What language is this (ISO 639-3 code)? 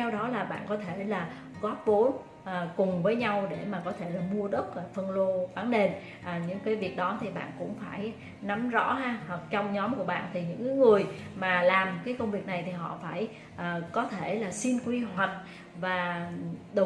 vie